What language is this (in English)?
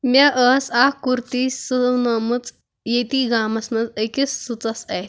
Kashmiri